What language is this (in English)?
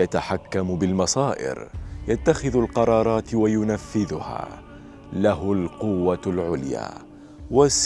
Arabic